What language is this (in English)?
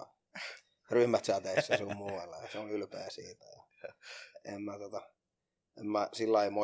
Finnish